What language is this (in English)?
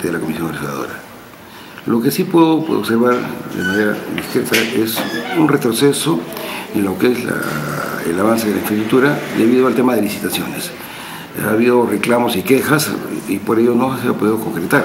Spanish